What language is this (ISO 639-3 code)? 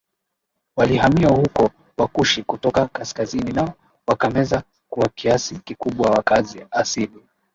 swa